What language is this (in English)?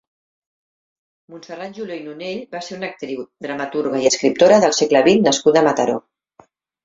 Catalan